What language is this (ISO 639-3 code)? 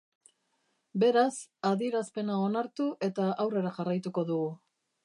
eus